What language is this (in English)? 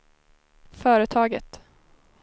Swedish